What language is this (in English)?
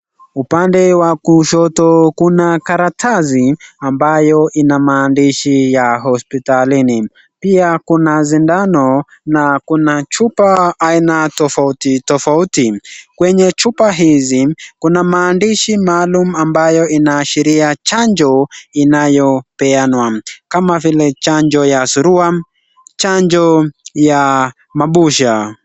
Swahili